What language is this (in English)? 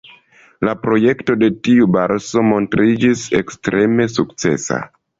Esperanto